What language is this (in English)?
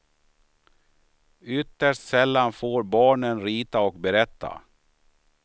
Swedish